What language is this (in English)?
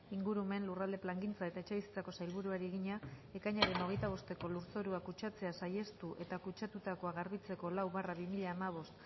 Basque